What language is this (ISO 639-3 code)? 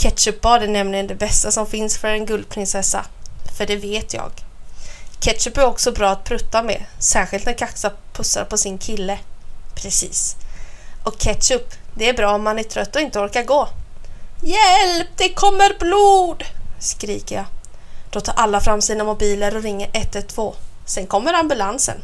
swe